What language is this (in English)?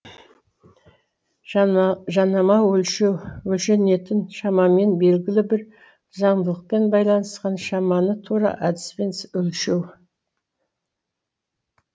Kazakh